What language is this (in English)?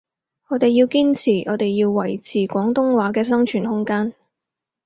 Cantonese